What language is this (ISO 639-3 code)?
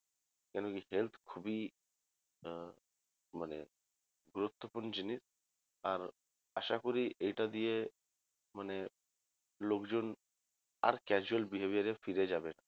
ben